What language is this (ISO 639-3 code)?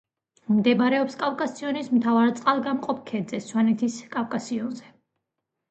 kat